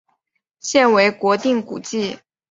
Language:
Chinese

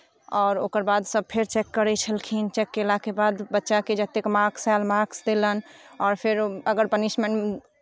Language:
Maithili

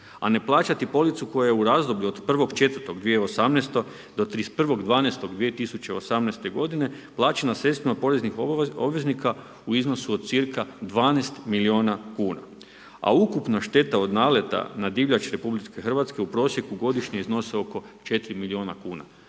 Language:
Croatian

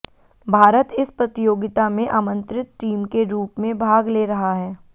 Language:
Hindi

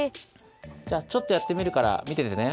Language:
Japanese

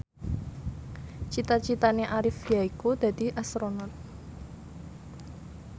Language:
Javanese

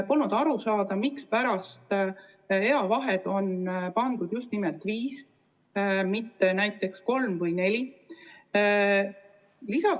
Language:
Estonian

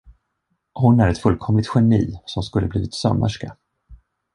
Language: Swedish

